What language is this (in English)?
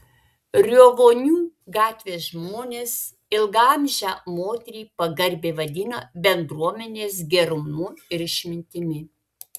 Lithuanian